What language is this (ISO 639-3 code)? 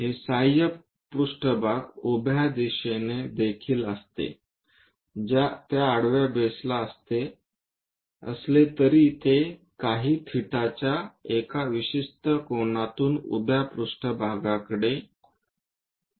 mar